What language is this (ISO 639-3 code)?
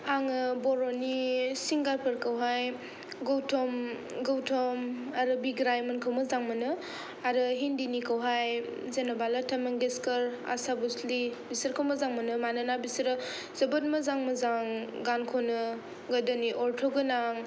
brx